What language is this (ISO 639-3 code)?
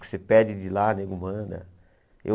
por